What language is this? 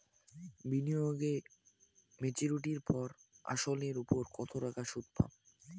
Bangla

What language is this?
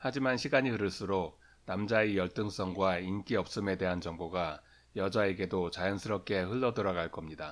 Korean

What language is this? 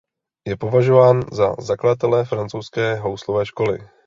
Czech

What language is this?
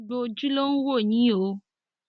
Yoruba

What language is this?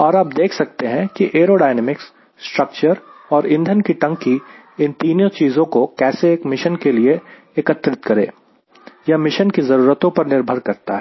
Hindi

